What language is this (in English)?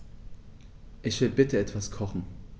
German